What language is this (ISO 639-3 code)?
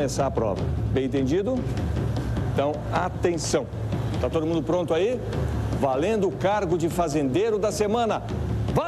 por